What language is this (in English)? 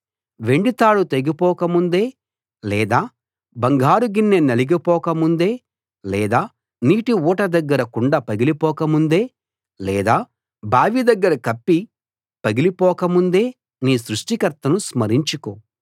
Telugu